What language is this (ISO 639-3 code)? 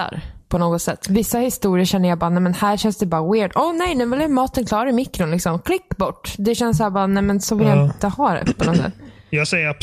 swe